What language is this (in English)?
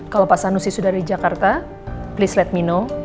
Indonesian